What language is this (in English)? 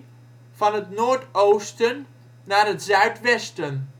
Dutch